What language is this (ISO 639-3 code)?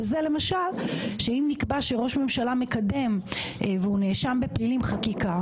heb